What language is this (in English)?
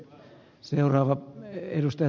Finnish